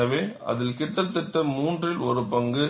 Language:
Tamil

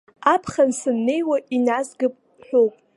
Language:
Abkhazian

